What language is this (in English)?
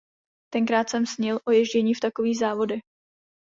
Czech